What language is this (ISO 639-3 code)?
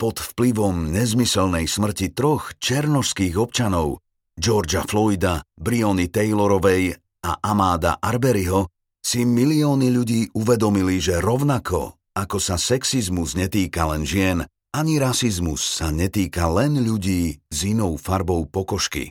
slk